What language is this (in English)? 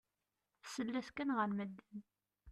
Kabyle